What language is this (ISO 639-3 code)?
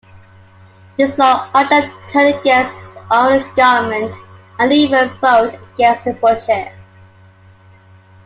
eng